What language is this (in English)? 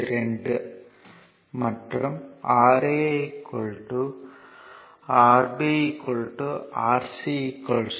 Tamil